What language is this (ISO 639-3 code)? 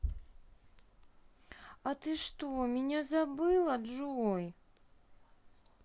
rus